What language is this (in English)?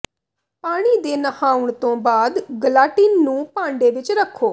Punjabi